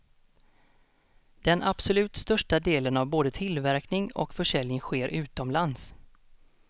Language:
Swedish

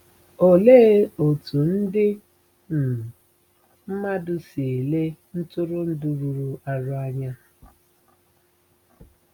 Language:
Igbo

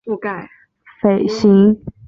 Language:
Chinese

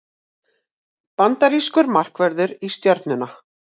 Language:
Icelandic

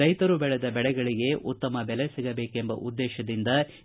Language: Kannada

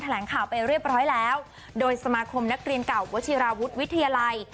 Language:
Thai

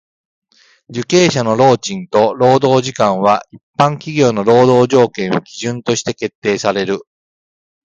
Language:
Japanese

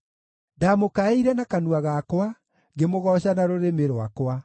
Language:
Kikuyu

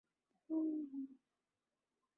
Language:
Urdu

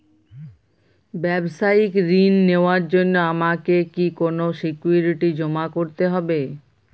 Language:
Bangla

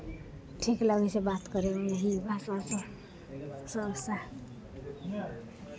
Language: Maithili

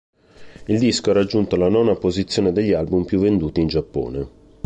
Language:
Italian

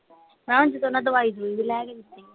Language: Punjabi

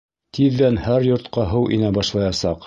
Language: Bashkir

